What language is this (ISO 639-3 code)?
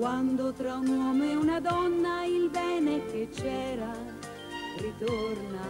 ita